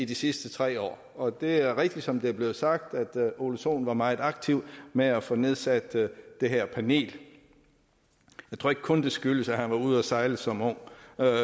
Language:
Danish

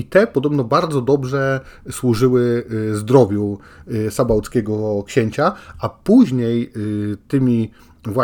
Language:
Polish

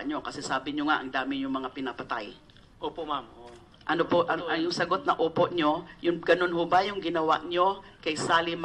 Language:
Filipino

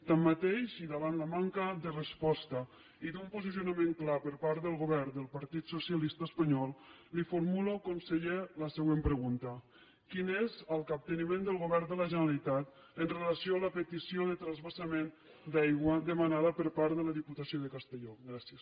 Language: Catalan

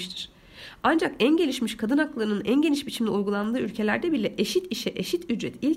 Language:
Turkish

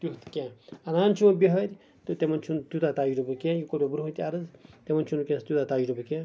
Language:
Kashmiri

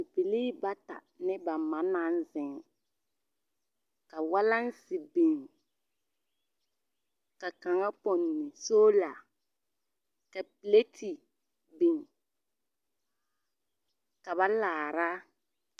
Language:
Southern Dagaare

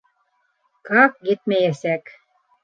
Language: Bashkir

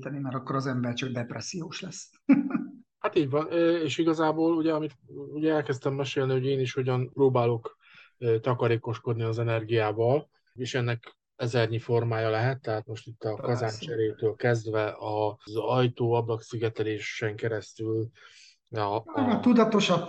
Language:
Hungarian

